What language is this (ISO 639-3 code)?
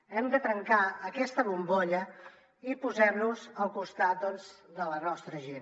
cat